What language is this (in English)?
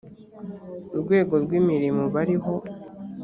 Kinyarwanda